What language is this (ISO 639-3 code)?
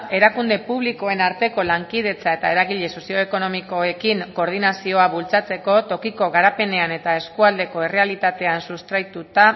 eus